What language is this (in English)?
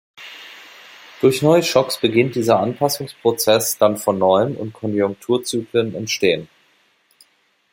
German